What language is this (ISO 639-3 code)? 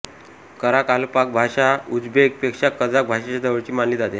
mar